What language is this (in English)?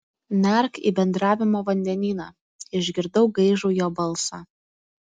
Lithuanian